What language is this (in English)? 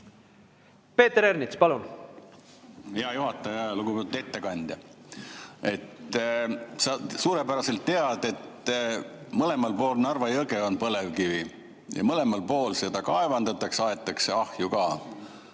Estonian